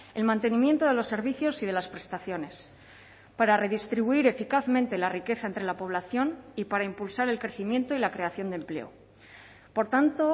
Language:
Spanish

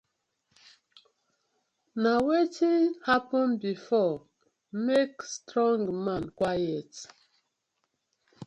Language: Nigerian Pidgin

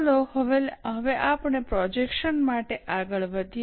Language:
Gujarati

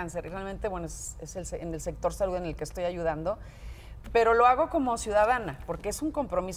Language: Spanish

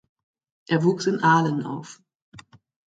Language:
German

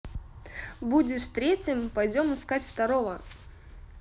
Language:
Russian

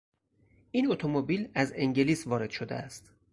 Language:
Persian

